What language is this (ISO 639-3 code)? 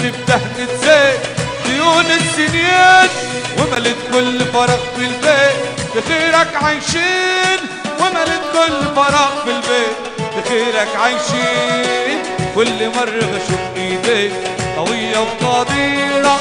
ara